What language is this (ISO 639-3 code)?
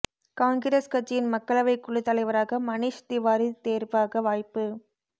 tam